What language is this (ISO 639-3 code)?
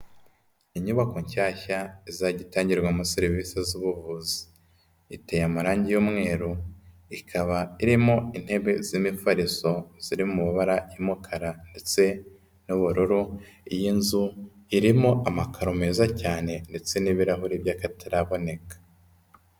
kin